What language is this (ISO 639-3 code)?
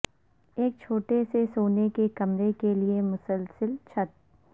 urd